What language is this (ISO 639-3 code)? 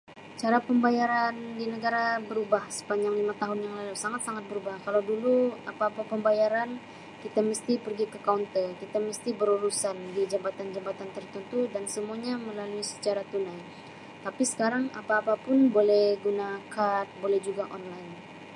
msi